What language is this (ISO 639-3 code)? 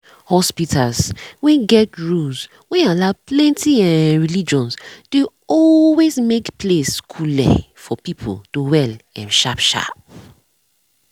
pcm